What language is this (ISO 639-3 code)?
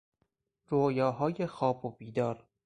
fas